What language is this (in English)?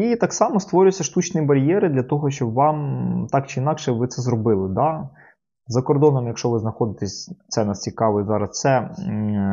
Ukrainian